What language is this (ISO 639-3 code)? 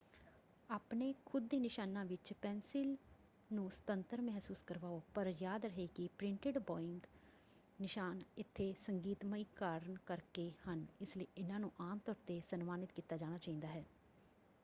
pan